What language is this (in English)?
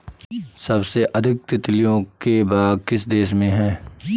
Hindi